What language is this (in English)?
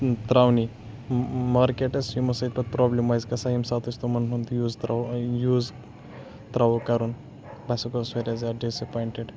Kashmiri